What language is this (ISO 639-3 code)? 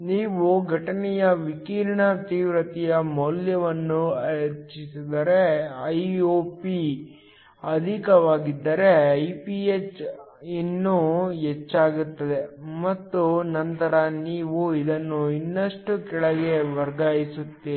kan